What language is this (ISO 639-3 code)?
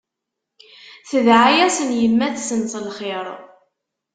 kab